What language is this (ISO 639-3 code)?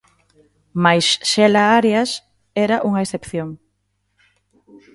glg